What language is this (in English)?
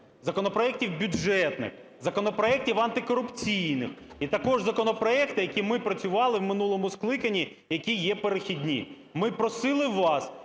Ukrainian